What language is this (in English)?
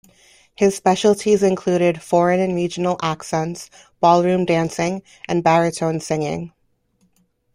English